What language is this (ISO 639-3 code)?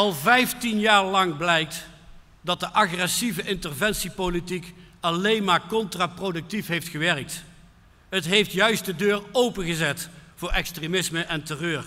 nld